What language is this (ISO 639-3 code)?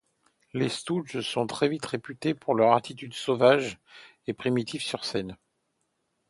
fra